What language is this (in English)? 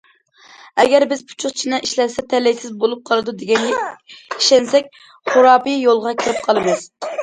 Uyghur